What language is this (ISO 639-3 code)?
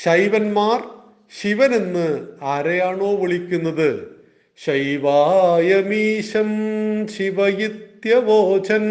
mal